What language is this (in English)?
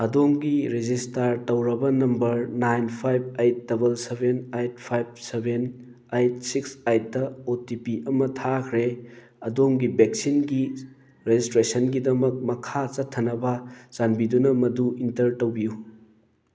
Manipuri